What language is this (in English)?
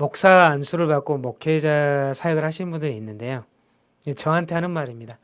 Korean